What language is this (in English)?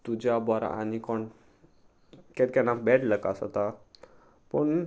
Konkani